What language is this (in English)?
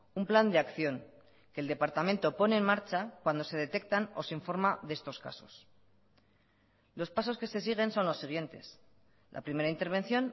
Spanish